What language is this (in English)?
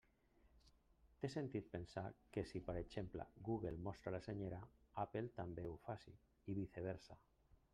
Catalan